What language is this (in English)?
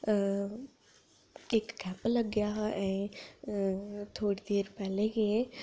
Dogri